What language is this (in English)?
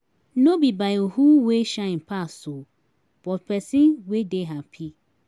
Nigerian Pidgin